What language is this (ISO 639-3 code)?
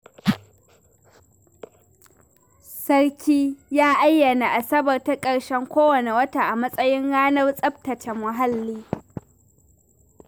hau